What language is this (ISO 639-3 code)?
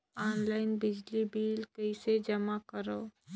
hne